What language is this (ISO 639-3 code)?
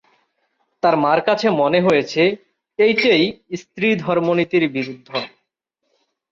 ben